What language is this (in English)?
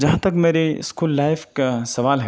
Urdu